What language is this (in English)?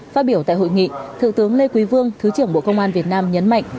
Vietnamese